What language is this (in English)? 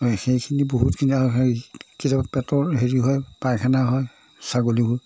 Assamese